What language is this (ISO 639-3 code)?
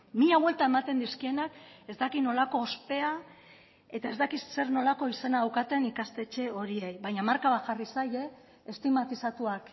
eus